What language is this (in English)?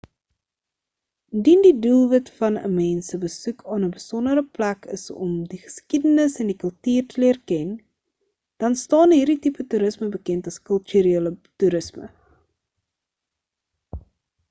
Afrikaans